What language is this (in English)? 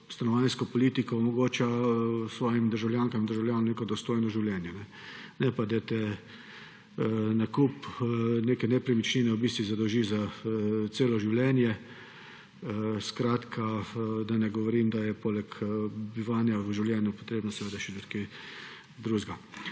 Slovenian